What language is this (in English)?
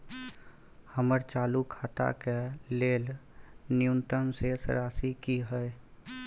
Maithili